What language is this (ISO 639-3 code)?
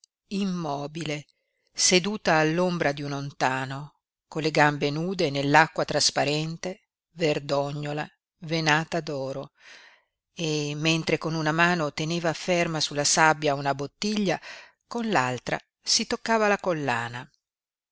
ita